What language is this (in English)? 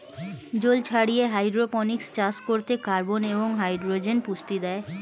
Bangla